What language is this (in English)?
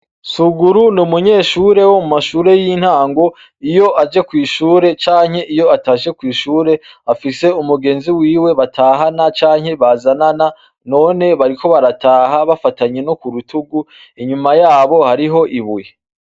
Rundi